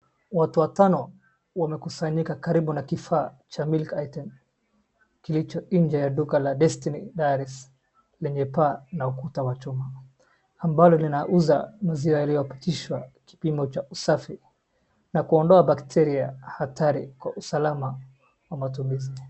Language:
Swahili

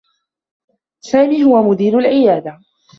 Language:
Arabic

